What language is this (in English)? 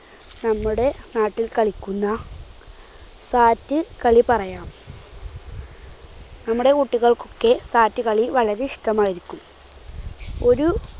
Malayalam